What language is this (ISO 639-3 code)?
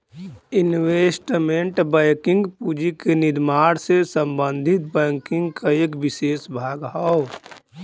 bho